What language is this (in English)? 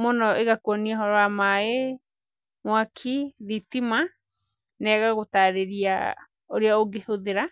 Kikuyu